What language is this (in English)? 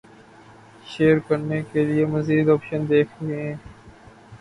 Urdu